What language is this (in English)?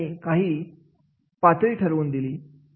Marathi